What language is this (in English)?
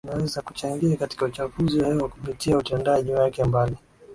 Swahili